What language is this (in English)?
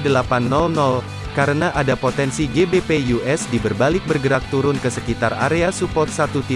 Indonesian